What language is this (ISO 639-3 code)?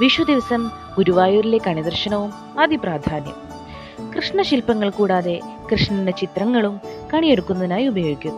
mal